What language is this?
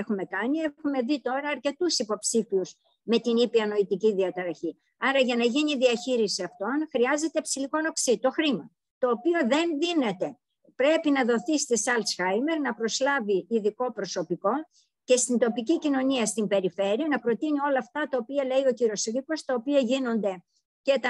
Greek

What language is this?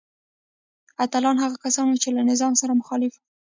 Pashto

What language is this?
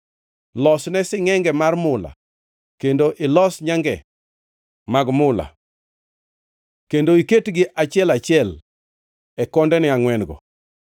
Luo (Kenya and Tanzania)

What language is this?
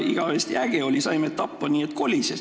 Estonian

